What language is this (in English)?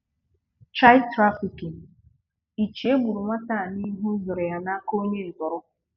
Igbo